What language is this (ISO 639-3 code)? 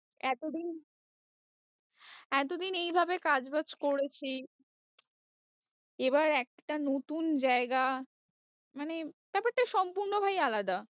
ben